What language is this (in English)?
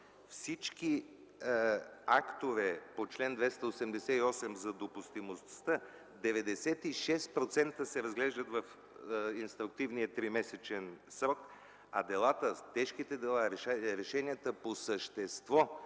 Bulgarian